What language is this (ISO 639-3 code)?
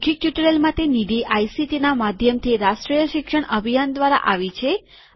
guj